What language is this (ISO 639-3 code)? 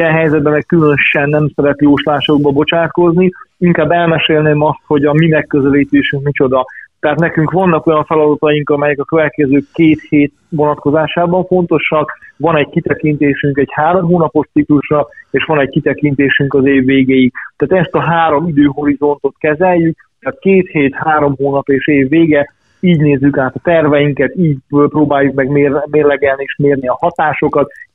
hun